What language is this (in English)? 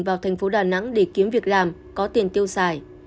Vietnamese